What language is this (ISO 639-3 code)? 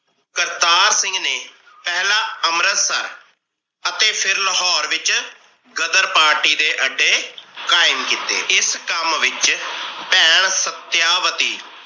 pan